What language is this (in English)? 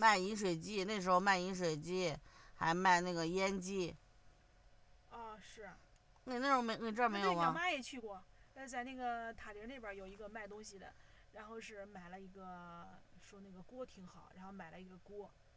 Chinese